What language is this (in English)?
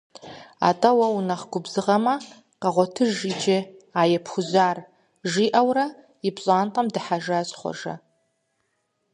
Kabardian